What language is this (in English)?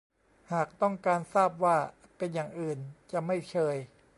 Thai